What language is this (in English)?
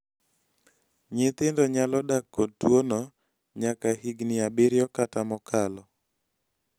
Luo (Kenya and Tanzania)